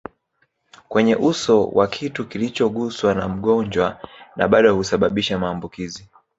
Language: Swahili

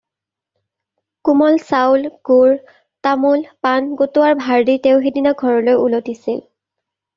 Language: Assamese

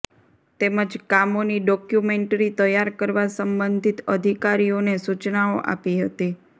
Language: Gujarati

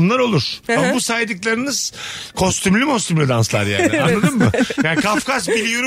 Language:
Turkish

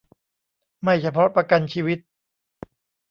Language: Thai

